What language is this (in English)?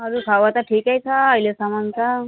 Nepali